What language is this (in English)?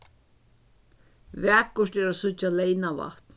Faroese